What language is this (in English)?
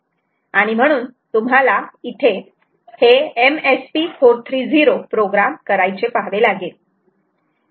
Marathi